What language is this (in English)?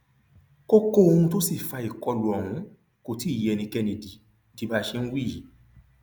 Yoruba